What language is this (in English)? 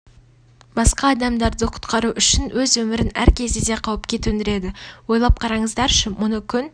Kazakh